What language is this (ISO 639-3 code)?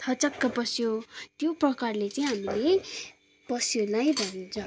nep